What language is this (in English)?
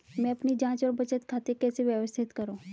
Hindi